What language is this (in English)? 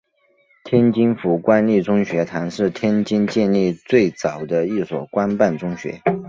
Chinese